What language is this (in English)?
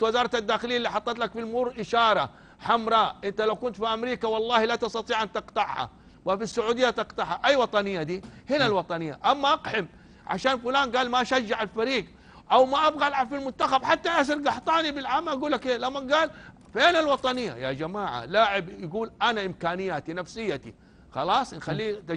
Arabic